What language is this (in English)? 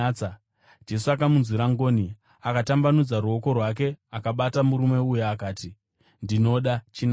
Shona